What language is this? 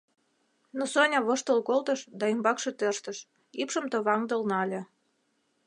Mari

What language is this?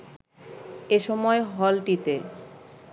Bangla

